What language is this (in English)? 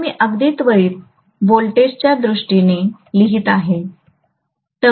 Marathi